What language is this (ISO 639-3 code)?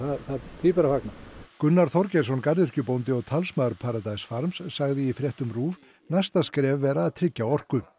isl